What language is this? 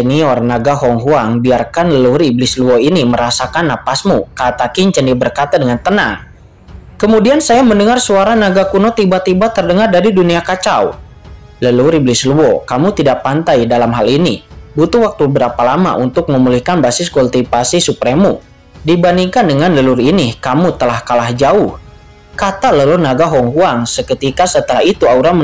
Indonesian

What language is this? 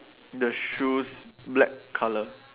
English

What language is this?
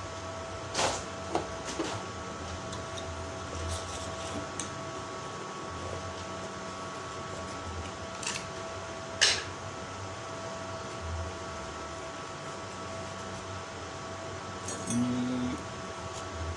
Indonesian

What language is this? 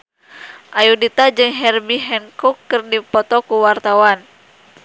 Sundanese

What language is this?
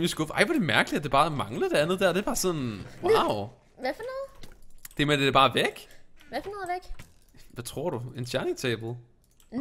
Danish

